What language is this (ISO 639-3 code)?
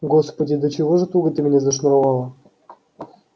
rus